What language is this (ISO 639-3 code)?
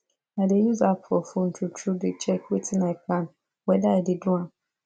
pcm